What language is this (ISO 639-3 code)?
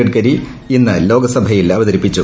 mal